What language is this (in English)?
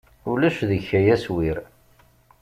Kabyle